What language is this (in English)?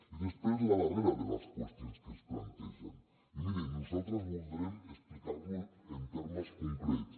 Catalan